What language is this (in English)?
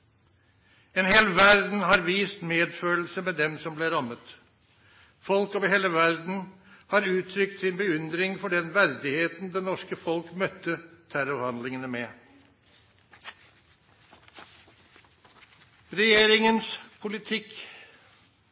Norwegian Nynorsk